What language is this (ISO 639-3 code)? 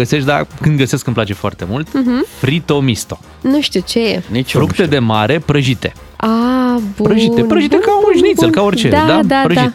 ron